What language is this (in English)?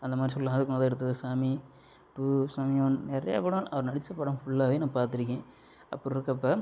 Tamil